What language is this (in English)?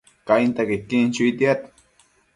Matsés